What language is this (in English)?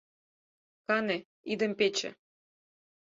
Mari